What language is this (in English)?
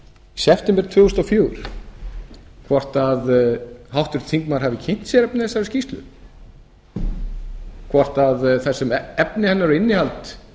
Icelandic